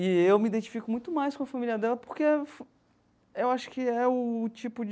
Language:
Portuguese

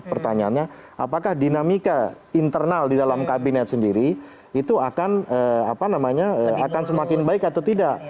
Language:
Indonesian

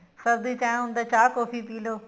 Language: Punjabi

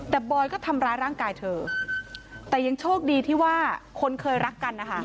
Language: Thai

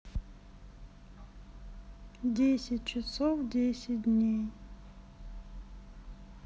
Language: Russian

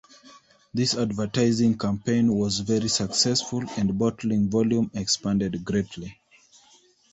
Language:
English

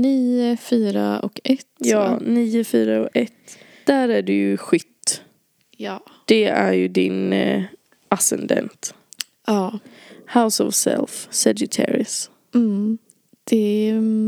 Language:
Swedish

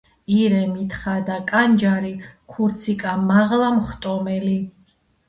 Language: Georgian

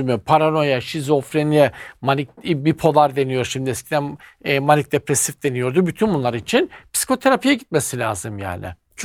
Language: Turkish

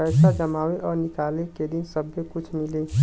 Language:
Bhojpuri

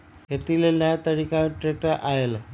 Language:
Magahi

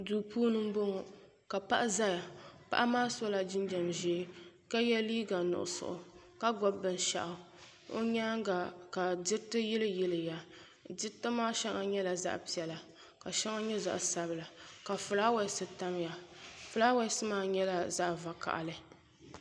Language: Dagbani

